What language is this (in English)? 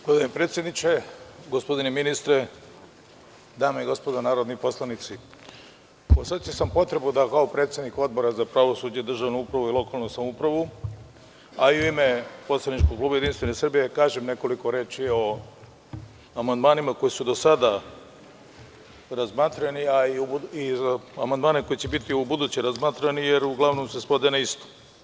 Serbian